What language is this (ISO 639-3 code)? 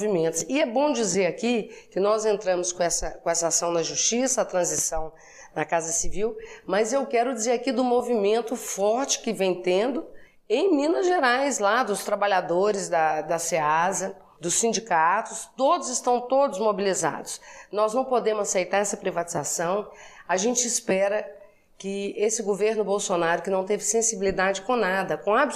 por